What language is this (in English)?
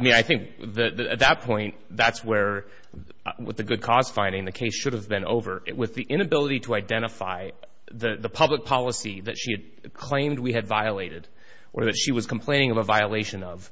English